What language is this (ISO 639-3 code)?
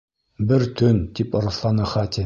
bak